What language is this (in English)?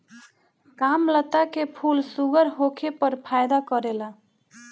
Bhojpuri